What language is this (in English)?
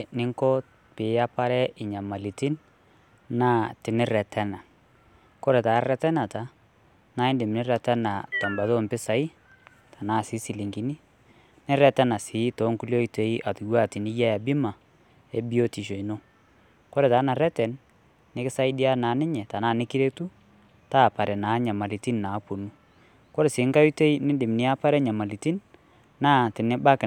Masai